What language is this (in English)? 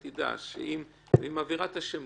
Hebrew